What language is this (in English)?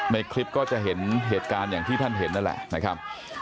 Thai